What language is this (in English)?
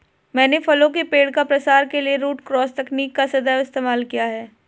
Hindi